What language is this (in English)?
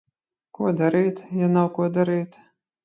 Latvian